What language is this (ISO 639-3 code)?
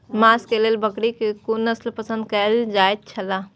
mai